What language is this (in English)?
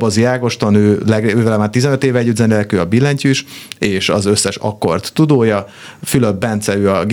Hungarian